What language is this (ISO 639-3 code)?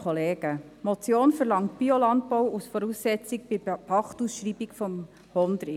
gsw